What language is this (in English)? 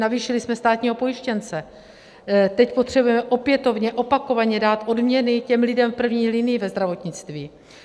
Czech